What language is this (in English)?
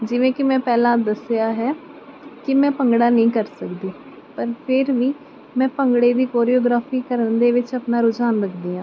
Punjabi